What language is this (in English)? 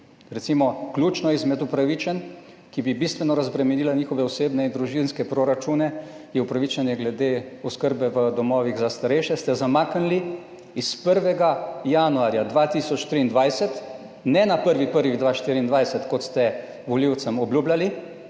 Slovenian